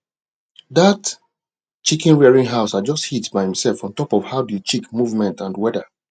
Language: Nigerian Pidgin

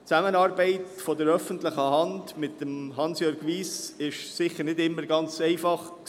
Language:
Swiss German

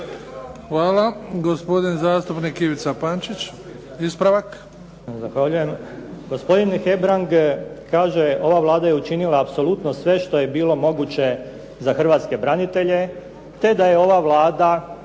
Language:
Croatian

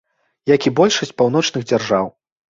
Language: Belarusian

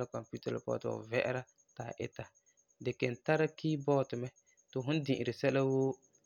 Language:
Frafra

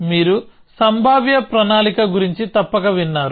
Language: Telugu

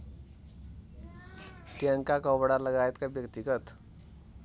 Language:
Nepali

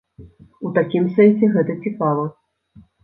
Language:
Belarusian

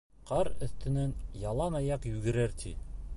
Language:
Bashkir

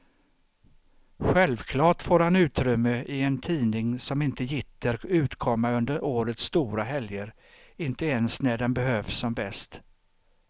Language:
Swedish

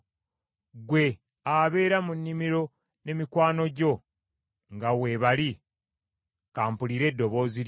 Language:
Ganda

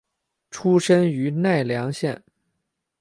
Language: Chinese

